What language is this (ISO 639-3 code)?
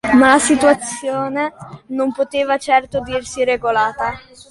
ita